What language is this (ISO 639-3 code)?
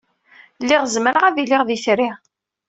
kab